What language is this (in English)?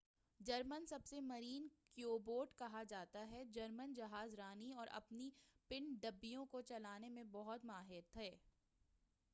Urdu